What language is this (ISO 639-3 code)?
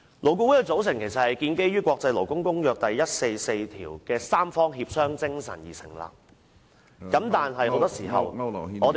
yue